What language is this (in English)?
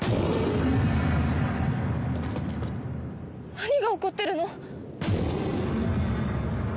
Japanese